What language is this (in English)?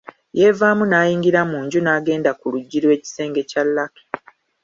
Ganda